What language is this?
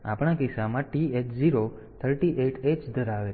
Gujarati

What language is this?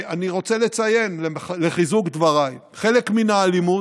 Hebrew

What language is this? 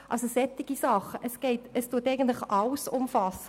Swiss German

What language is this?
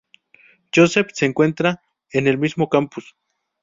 Spanish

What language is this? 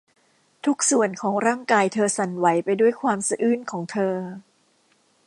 Thai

